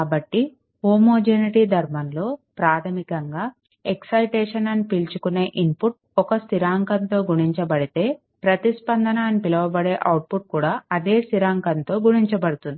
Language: Telugu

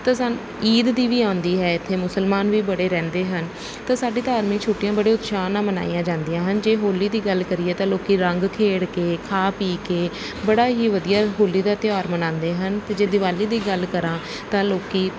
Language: Punjabi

